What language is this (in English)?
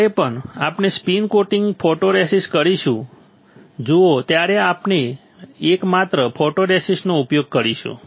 Gujarati